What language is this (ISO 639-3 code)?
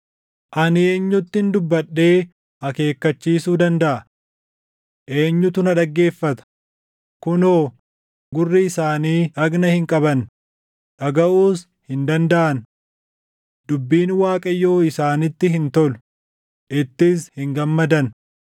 orm